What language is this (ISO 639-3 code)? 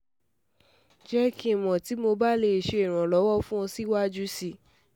yor